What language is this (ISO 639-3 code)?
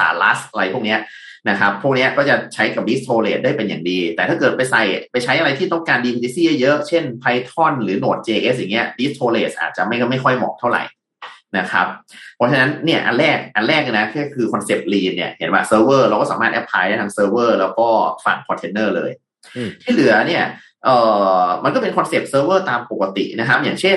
tha